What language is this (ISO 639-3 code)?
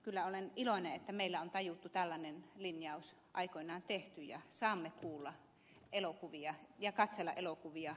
fin